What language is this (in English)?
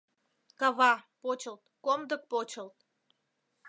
Mari